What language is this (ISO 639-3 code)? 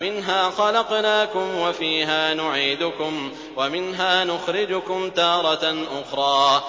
ara